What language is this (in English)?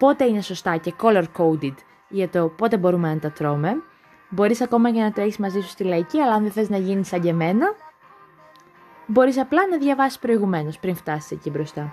Greek